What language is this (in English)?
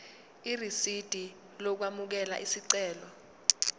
Zulu